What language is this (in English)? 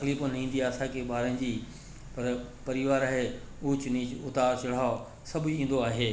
Sindhi